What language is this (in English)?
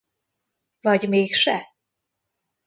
Hungarian